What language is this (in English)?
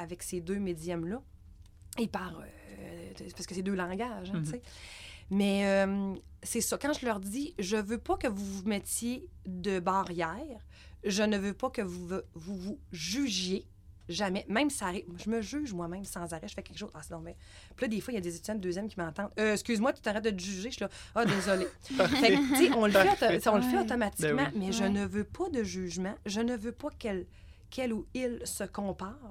French